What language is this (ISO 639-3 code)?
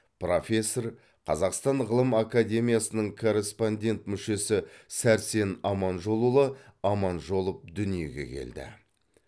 kaz